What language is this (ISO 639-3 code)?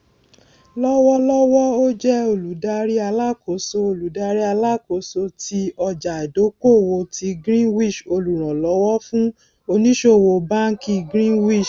yor